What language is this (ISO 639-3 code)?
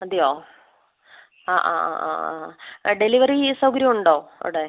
mal